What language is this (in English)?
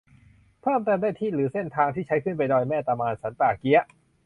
Thai